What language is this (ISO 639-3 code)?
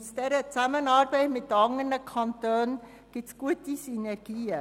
gsw